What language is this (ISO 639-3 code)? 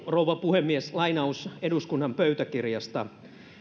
fin